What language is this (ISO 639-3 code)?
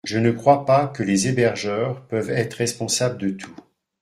fra